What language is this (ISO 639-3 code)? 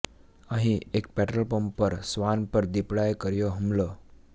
guj